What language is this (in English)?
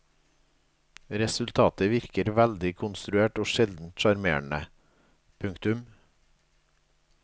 Norwegian